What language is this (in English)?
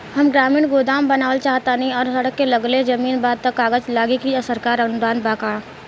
Bhojpuri